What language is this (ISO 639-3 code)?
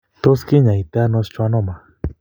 kln